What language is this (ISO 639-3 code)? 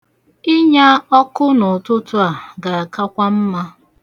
ibo